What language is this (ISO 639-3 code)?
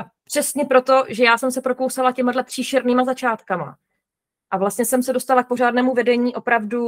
ces